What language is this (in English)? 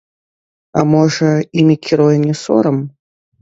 Belarusian